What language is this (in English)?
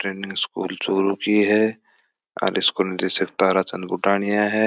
Marwari